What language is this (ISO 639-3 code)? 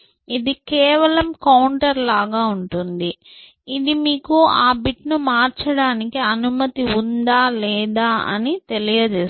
tel